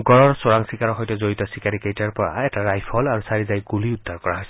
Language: Assamese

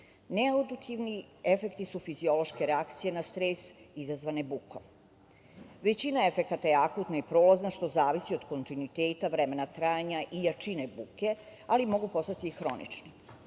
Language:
Serbian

